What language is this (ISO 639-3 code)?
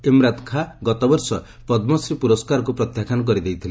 ori